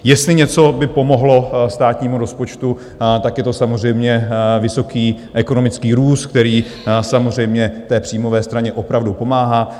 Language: Czech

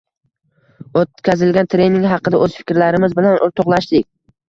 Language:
Uzbek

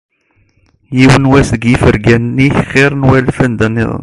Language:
Kabyle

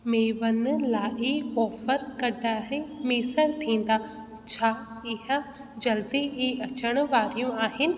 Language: Sindhi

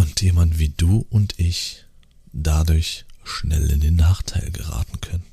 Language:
German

